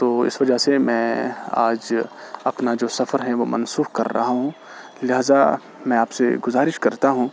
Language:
Urdu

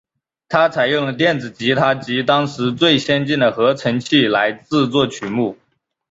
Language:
Chinese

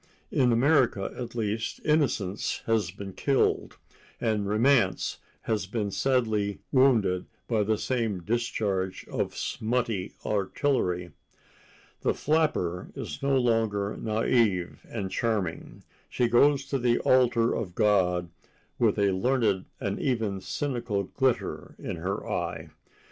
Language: English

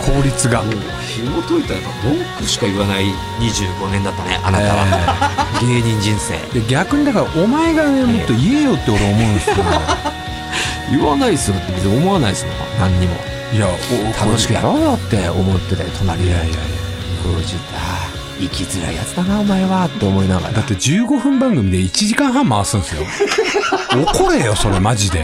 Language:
Japanese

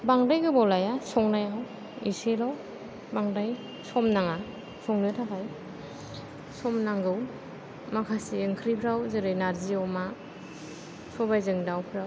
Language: Bodo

